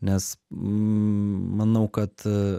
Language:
Lithuanian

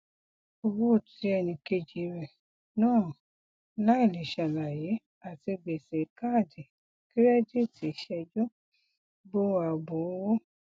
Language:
Yoruba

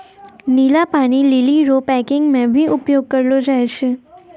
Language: Maithili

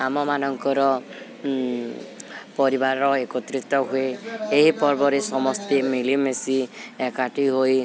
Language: Odia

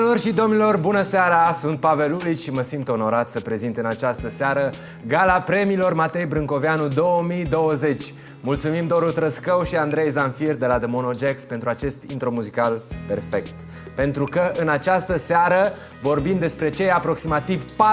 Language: Romanian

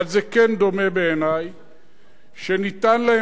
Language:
Hebrew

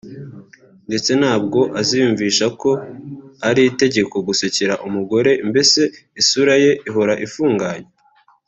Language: Kinyarwanda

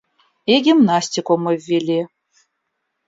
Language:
Russian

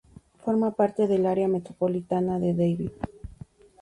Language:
Spanish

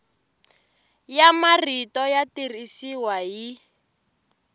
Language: Tsonga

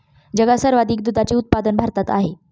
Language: Marathi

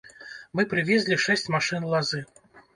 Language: Belarusian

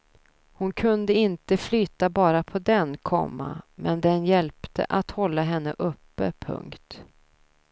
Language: Swedish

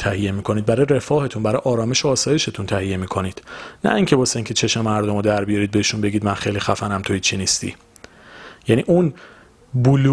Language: Persian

